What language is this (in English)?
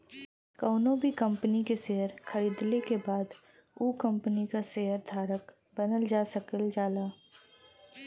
Bhojpuri